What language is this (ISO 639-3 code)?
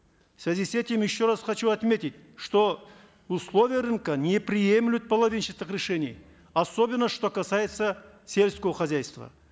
kaz